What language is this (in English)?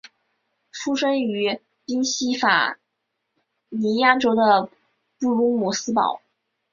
Chinese